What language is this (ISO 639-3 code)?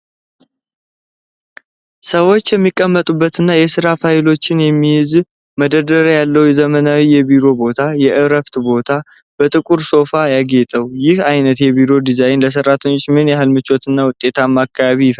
amh